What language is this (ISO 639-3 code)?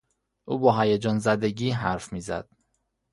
fas